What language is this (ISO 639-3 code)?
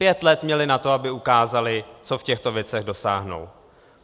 ces